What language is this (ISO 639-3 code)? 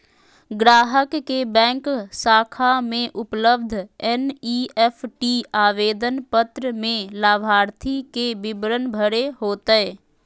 mag